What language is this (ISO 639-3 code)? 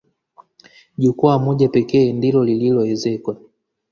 swa